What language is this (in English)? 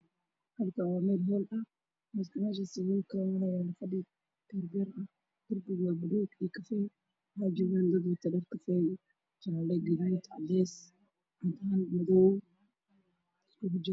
Somali